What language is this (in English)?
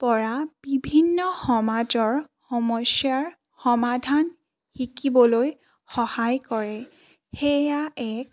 Assamese